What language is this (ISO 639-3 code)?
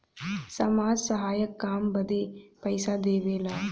bho